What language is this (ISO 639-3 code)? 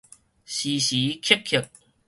nan